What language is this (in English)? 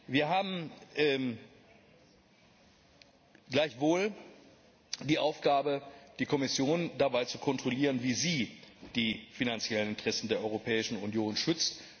German